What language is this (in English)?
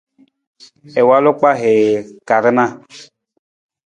Nawdm